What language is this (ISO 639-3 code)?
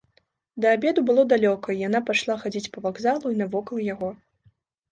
bel